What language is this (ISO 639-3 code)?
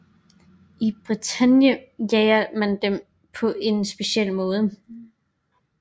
dan